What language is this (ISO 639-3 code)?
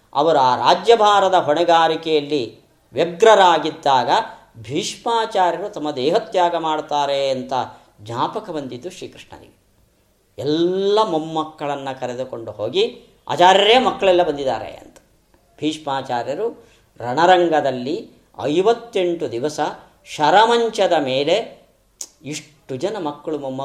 kan